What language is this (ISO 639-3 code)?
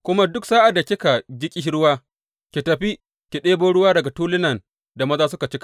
hau